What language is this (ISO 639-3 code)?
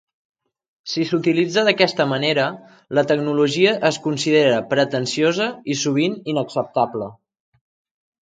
cat